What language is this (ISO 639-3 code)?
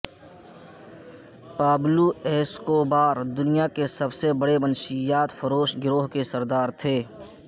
urd